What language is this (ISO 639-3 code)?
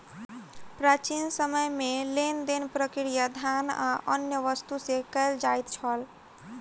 mai